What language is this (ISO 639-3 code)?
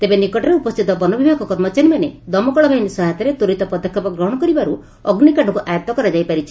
ori